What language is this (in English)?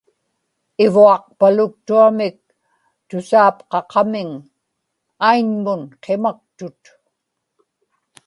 Inupiaq